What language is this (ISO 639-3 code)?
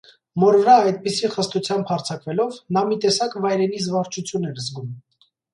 hye